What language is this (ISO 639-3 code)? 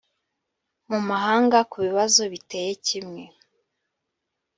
kin